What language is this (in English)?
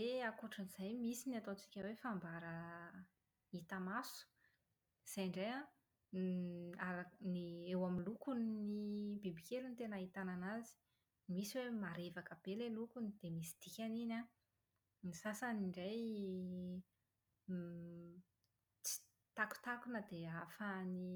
Malagasy